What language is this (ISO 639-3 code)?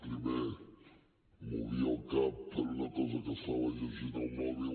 cat